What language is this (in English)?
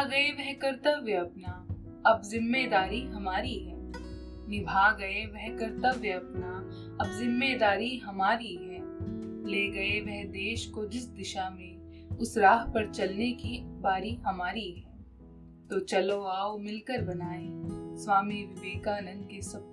Hindi